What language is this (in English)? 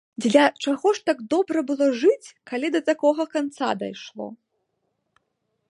Belarusian